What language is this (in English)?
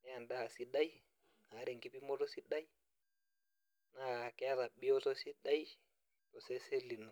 Masai